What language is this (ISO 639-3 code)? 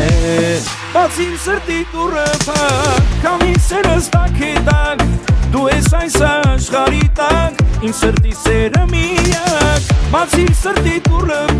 ron